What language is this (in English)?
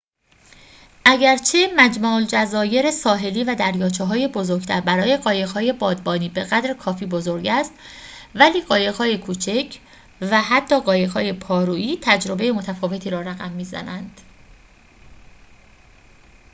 Persian